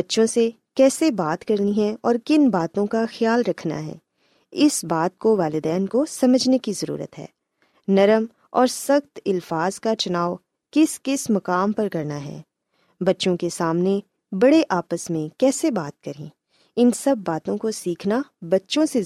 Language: Urdu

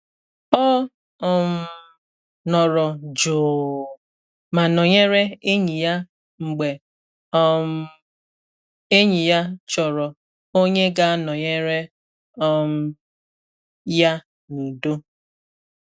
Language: Igbo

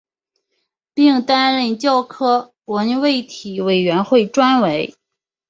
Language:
Chinese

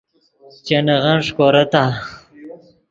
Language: Yidgha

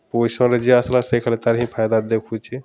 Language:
Odia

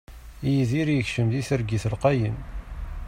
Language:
Kabyle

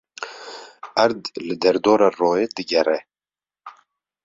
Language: Kurdish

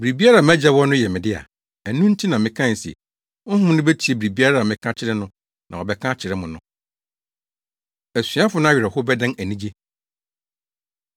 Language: Akan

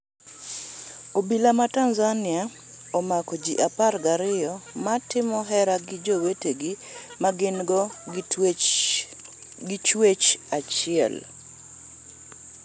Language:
Luo (Kenya and Tanzania)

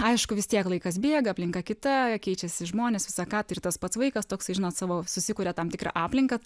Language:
Lithuanian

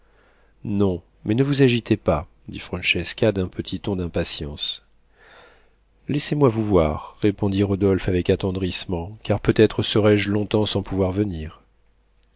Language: French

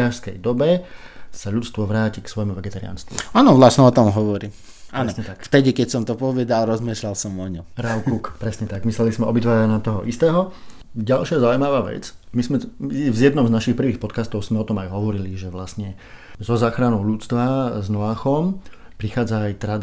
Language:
Slovak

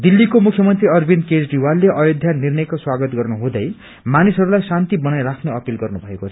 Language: Nepali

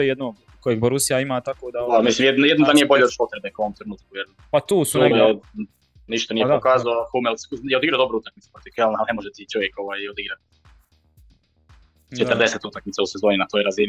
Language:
Croatian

